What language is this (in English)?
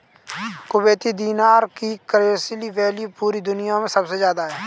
Hindi